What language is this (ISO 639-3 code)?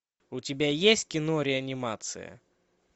rus